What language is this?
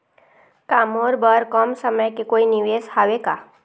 Chhattisgarhi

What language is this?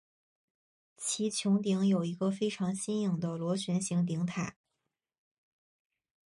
Chinese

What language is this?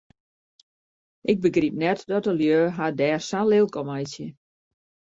Western Frisian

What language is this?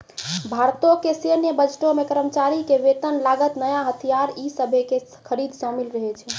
Maithili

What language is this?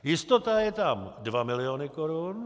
Czech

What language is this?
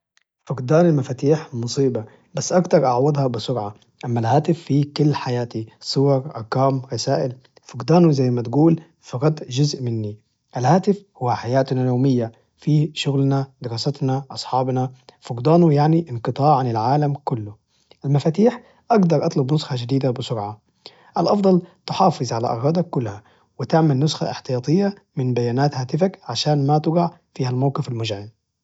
Najdi Arabic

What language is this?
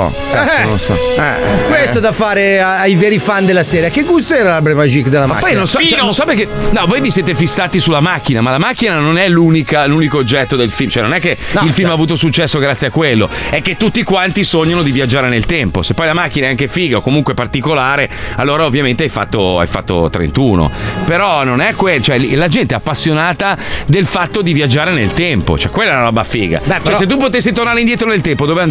Italian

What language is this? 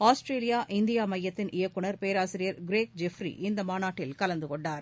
Tamil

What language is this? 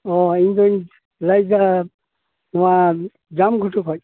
Santali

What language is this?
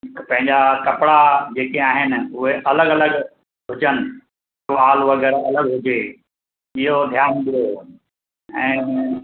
Sindhi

